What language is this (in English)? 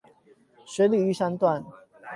Chinese